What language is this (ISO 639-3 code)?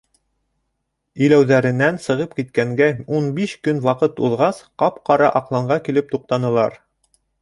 bak